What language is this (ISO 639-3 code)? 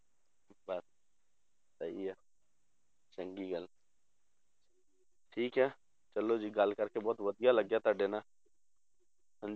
pan